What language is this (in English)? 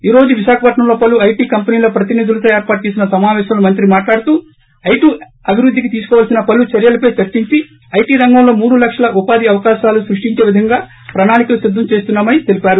Telugu